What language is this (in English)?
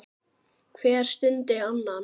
Icelandic